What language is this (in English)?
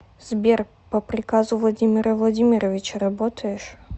Russian